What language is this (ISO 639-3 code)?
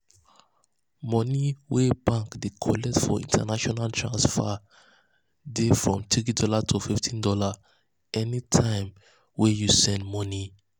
pcm